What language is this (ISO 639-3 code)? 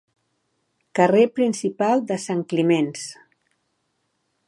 cat